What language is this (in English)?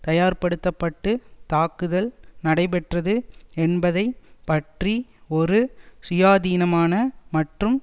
Tamil